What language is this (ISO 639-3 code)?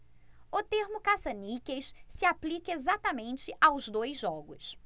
por